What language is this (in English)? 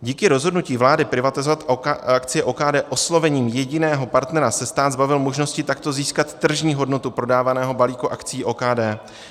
Czech